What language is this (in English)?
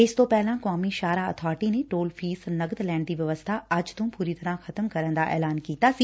Punjabi